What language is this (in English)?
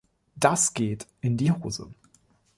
German